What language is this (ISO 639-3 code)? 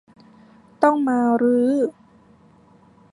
tha